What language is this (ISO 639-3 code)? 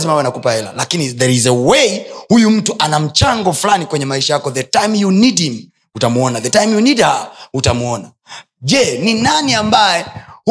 swa